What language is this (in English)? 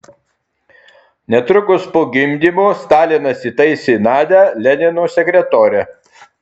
Lithuanian